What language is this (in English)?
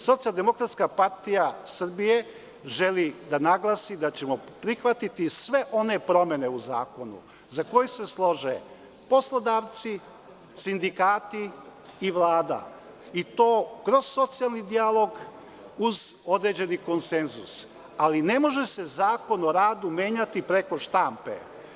Serbian